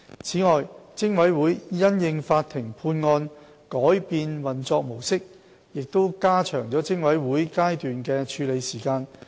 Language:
Cantonese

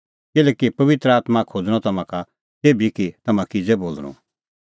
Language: Kullu Pahari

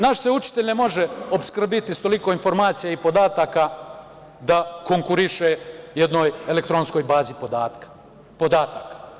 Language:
Serbian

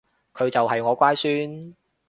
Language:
Cantonese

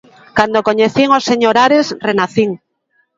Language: Galician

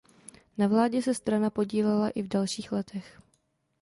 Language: Czech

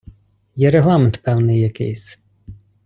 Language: Ukrainian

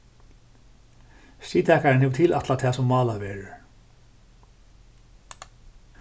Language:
Faroese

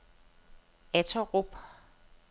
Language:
Danish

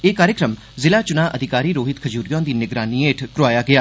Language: Dogri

